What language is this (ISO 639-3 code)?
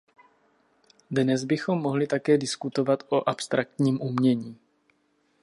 ces